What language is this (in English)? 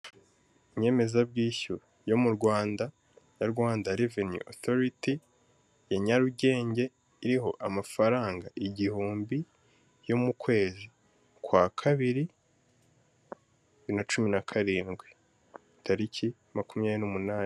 Kinyarwanda